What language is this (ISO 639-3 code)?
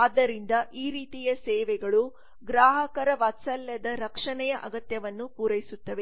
kan